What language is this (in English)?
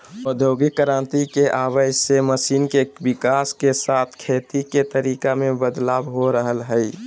Magahi